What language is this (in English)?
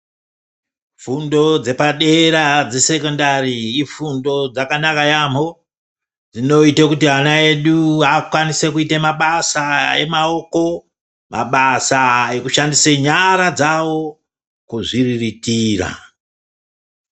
Ndau